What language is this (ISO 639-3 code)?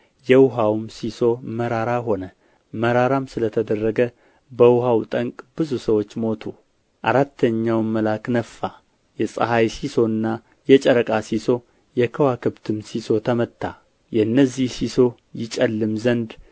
amh